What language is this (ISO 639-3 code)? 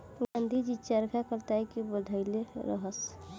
bho